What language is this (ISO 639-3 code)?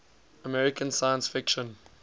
eng